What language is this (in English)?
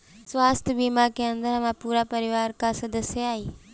Bhojpuri